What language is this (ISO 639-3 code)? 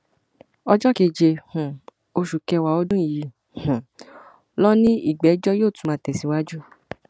yor